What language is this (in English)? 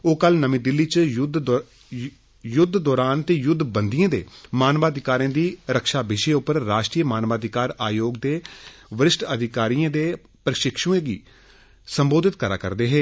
Dogri